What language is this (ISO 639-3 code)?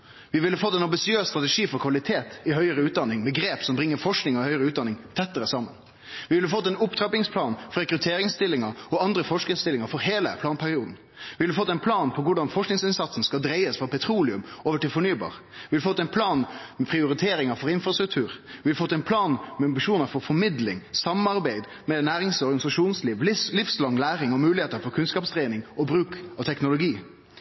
nno